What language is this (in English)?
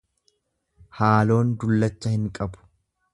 Oromo